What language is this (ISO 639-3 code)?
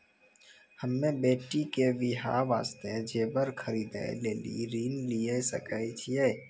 mai